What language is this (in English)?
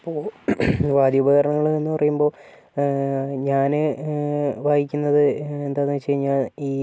Malayalam